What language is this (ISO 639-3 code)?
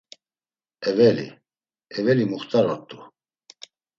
lzz